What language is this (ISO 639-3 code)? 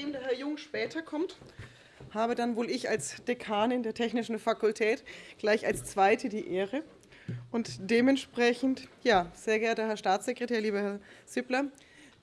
deu